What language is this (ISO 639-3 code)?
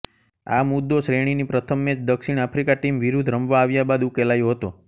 guj